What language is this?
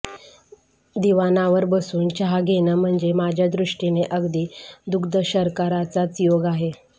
Marathi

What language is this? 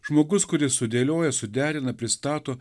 Lithuanian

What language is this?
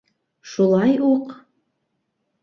Bashkir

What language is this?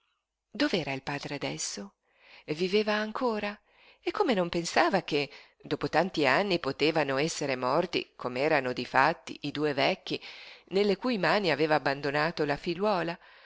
Italian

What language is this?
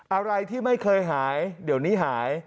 Thai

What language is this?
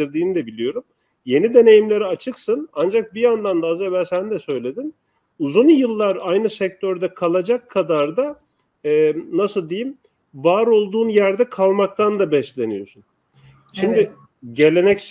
Turkish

